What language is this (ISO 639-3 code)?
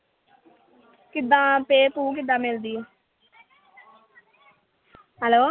pan